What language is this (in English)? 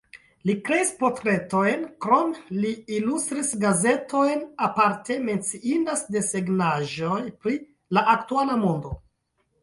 Esperanto